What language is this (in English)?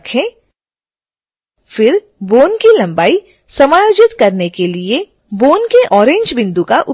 Hindi